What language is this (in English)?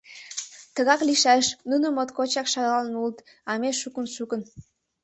Mari